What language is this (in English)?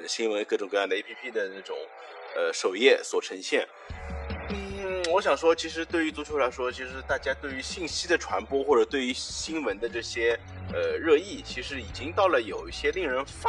Chinese